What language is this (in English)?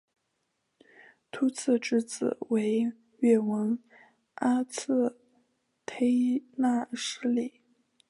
Chinese